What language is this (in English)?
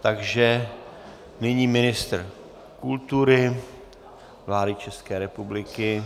Czech